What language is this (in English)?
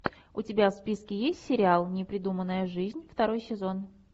Russian